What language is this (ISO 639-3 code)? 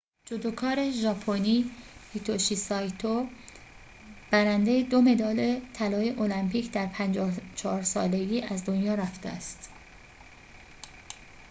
fas